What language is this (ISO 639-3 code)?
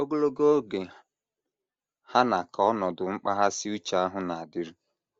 ibo